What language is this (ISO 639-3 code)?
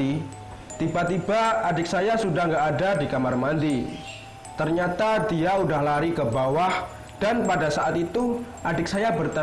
ind